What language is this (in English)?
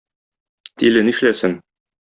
Tatar